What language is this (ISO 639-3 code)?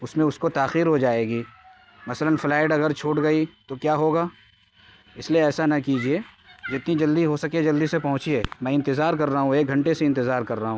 urd